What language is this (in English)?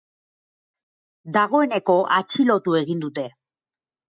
Basque